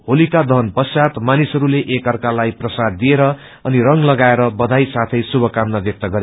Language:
Nepali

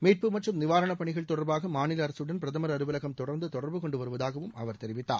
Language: Tamil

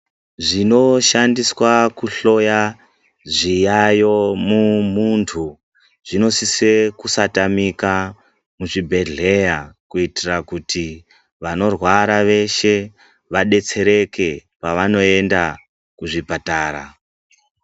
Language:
Ndau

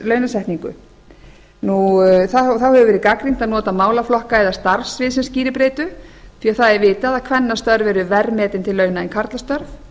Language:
Icelandic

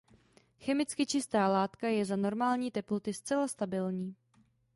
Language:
Czech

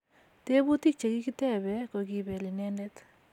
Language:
Kalenjin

